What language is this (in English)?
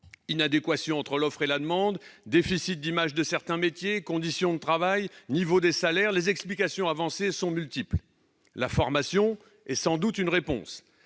French